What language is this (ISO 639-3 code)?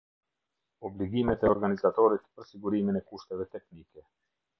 sqi